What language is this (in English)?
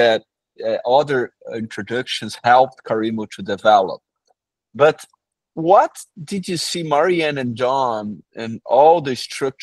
English